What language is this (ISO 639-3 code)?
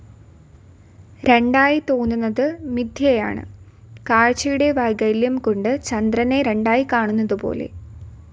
mal